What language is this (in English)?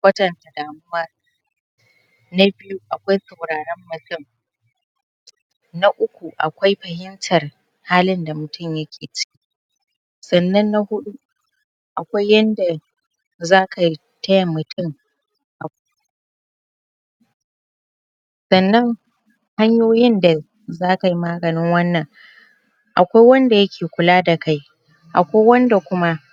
Hausa